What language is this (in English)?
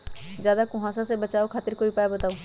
Magahi